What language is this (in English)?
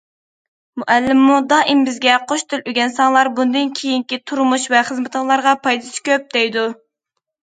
Uyghur